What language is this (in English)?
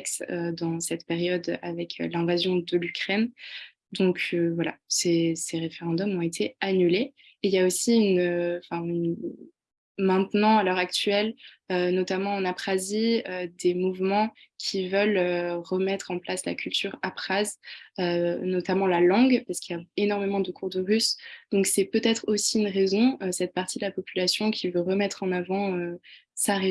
French